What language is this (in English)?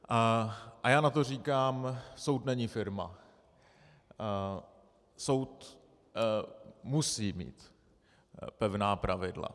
Czech